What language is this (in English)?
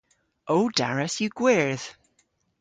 Cornish